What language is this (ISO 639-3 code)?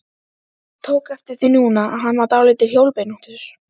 isl